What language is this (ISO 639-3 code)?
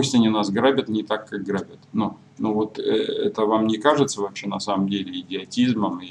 rus